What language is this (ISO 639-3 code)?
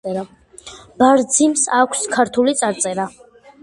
kat